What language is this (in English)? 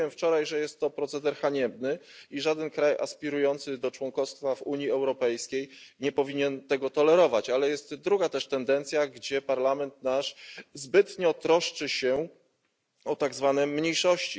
Polish